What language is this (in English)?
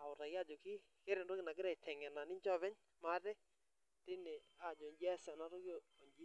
Masai